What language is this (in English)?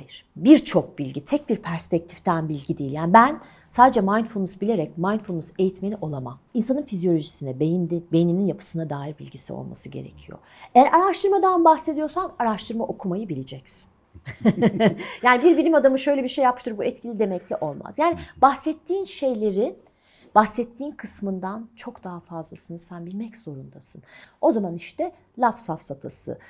Turkish